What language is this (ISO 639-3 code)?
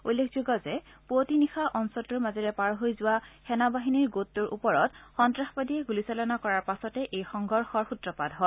asm